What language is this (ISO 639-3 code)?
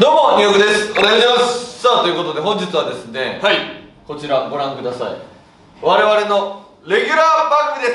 jpn